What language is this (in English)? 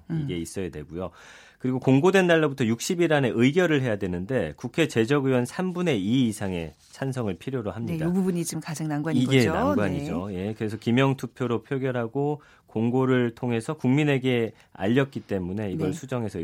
Korean